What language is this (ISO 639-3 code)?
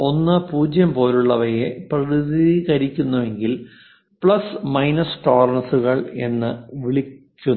mal